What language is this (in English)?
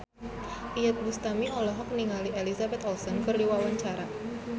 Sundanese